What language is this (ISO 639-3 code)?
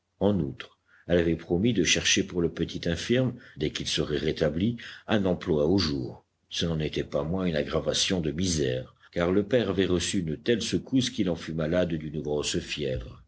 fra